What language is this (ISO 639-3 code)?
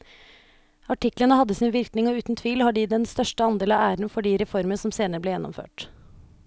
nor